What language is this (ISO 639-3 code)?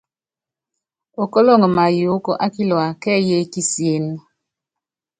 yav